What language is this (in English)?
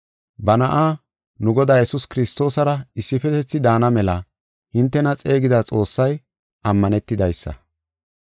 Gofa